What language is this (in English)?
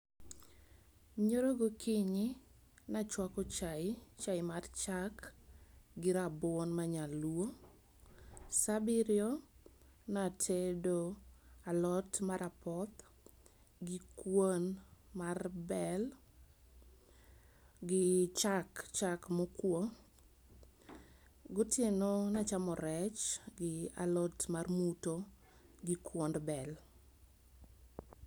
Luo (Kenya and Tanzania)